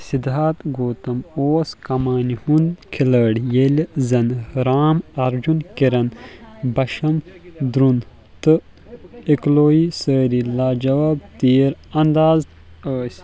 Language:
Kashmiri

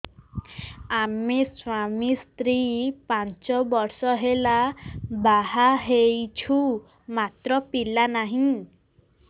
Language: Odia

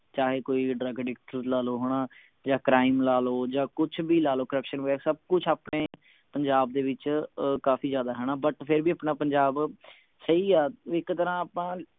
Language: Punjabi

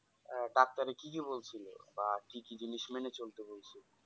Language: Bangla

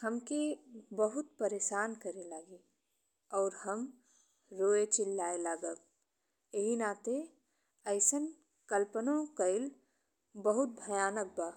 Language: Bhojpuri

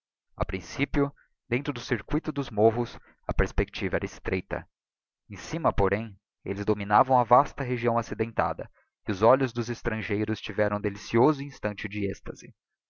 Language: Portuguese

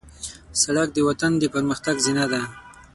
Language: Pashto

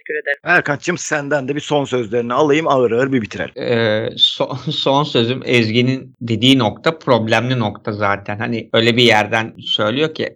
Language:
Turkish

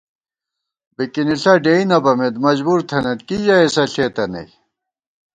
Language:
Gawar-Bati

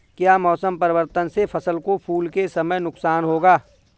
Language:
Hindi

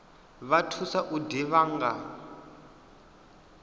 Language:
Venda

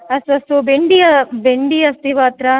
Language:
Sanskrit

